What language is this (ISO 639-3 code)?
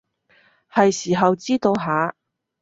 yue